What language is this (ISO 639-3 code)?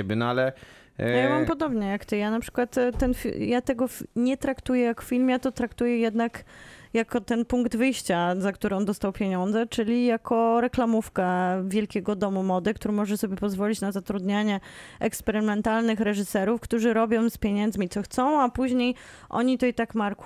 pol